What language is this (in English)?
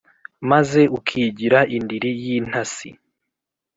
Kinyarwanda